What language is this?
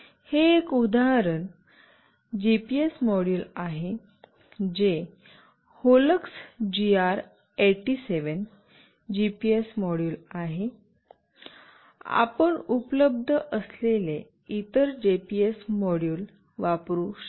Marathi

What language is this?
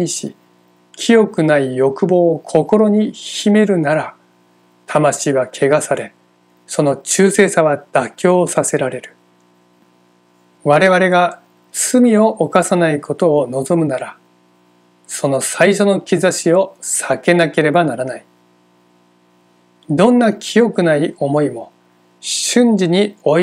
Japanese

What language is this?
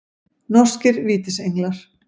Icelandic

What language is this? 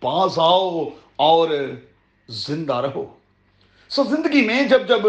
Urdu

